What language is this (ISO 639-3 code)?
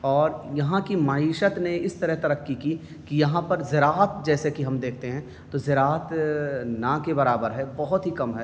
urd